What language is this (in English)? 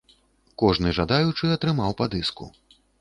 Belarusian